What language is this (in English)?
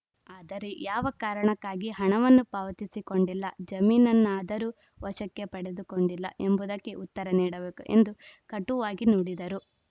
Kannada